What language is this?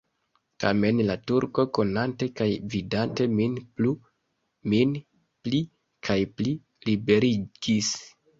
Esperanto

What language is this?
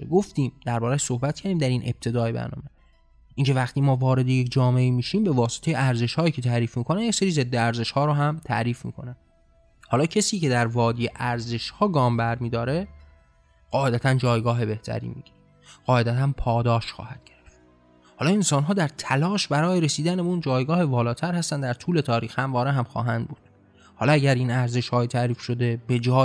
Persian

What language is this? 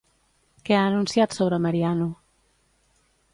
Catalan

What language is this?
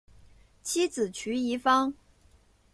Chinese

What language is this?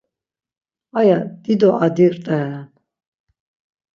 Laz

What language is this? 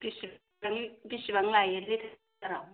Bodo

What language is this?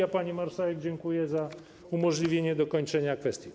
Polish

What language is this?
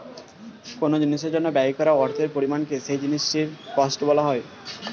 Bangla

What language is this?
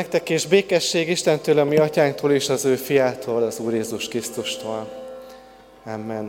Hungarian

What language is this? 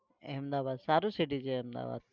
Gujarati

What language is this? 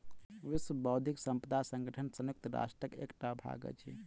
Maithili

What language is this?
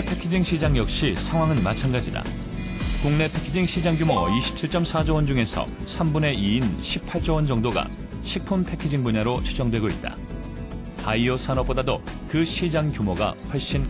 Korean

